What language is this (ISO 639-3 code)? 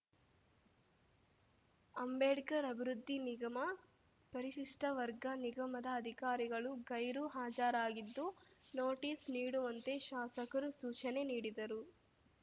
kan